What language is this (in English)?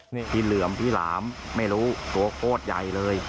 Thai